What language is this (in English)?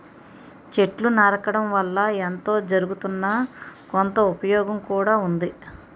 Telugu